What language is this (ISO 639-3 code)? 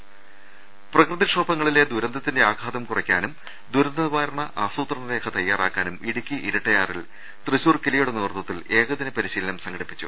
mal